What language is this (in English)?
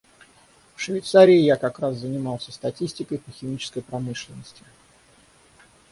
Russian